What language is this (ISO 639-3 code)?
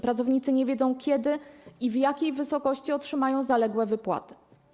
pol